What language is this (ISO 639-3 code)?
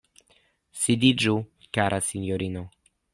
epo